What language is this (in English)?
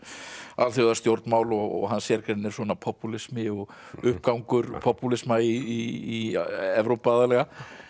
Icelandic